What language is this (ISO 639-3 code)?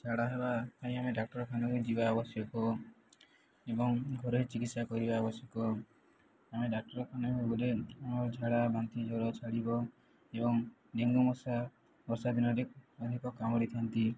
ori